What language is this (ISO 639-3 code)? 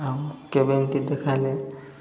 ori